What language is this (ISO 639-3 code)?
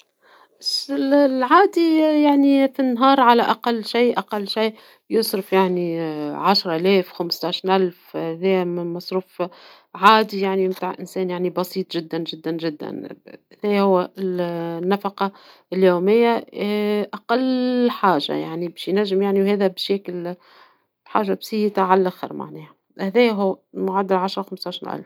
aeb